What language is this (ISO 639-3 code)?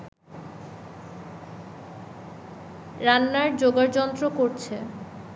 ben